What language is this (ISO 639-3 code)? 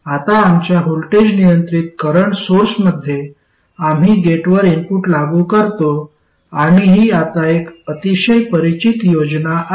mar